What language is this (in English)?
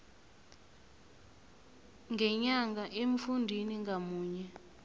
South Ndebele